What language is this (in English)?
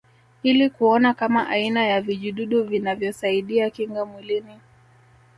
Swahili